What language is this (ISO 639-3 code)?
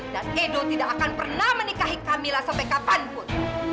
ind